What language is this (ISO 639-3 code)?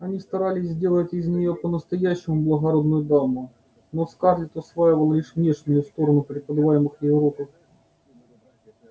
rus